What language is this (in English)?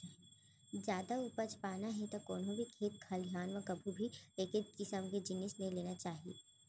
Chhattisgarhi